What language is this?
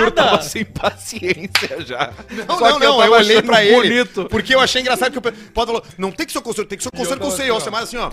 Portuguese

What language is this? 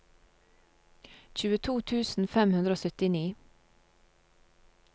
Norwegian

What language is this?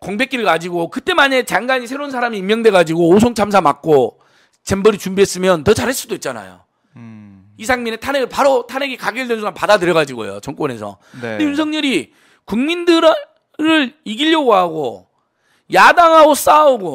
Korean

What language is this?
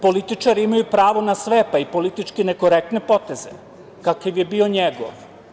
Serbian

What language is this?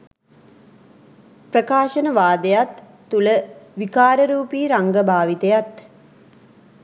Sinhala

